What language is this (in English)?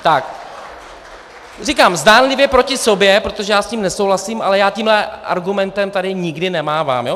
Czech